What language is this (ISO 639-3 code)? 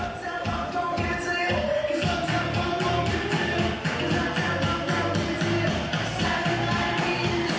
tha